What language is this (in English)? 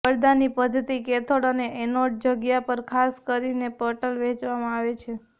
Gujarati